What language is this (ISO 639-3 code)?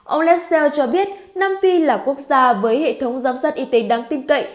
vie